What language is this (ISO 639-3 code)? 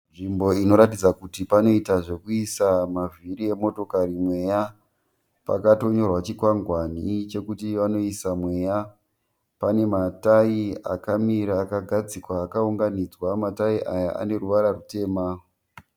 sna